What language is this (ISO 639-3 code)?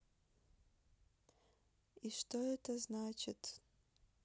rus